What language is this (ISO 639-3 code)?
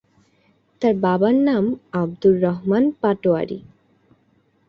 ben